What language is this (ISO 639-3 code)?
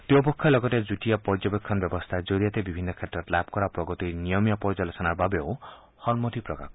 asm